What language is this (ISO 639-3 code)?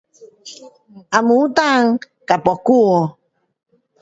cpx